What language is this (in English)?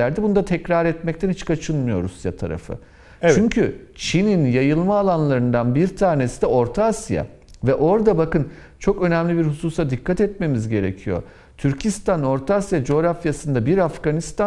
Turkish